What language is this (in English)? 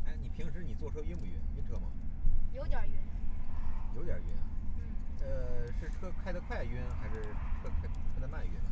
Chinese